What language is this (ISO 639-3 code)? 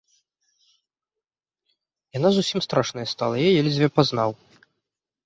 bel